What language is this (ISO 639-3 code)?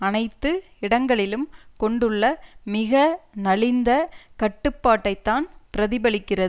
tam